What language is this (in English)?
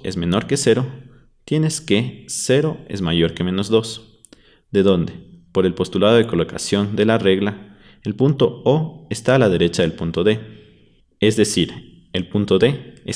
Spanish